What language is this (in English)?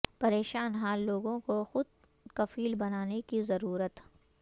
Urdu